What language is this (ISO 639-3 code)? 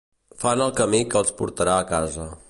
cat